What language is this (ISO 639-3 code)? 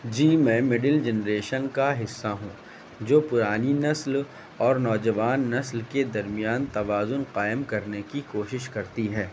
urd